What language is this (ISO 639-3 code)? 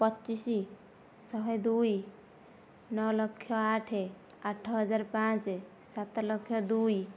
ori